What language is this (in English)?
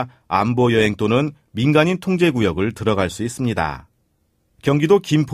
Korean